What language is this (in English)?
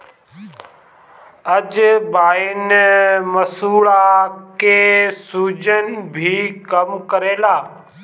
Bhojpuri